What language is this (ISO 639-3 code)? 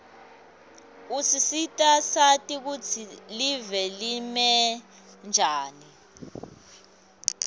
ssw